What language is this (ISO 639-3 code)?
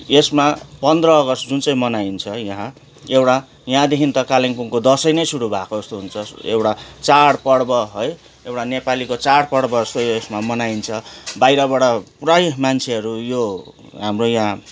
nep